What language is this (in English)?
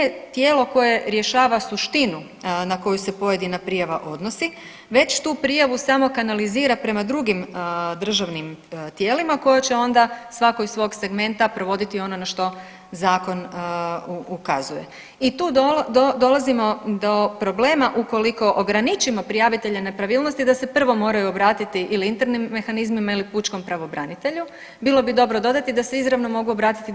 Croatian